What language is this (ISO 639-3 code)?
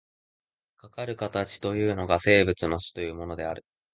jpn